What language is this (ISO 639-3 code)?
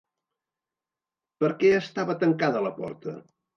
cat